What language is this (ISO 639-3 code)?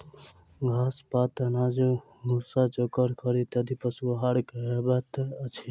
mai